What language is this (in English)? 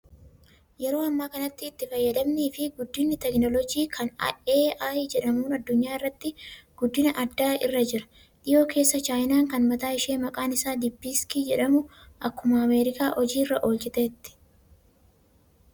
Oromo